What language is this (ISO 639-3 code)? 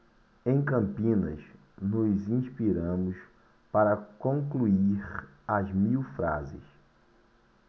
por